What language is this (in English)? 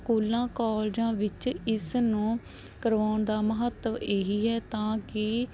Punjabi